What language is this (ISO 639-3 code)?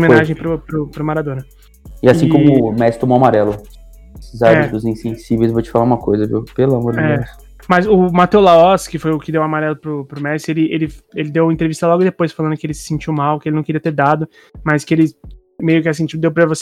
por